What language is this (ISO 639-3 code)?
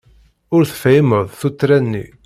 kab